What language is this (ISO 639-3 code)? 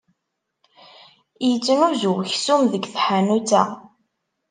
kab